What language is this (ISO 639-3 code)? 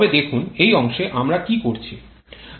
ben